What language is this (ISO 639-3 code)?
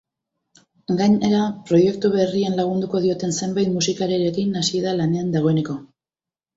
eus